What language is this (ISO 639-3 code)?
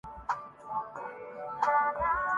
urd